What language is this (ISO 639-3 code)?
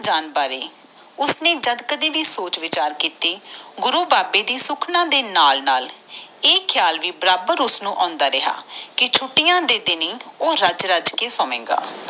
pan